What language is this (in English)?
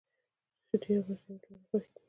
Pashto